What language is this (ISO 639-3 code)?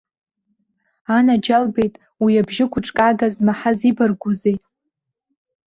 abk